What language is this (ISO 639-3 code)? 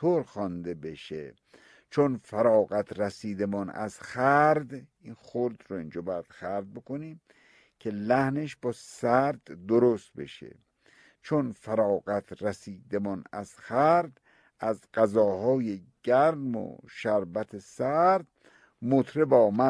fas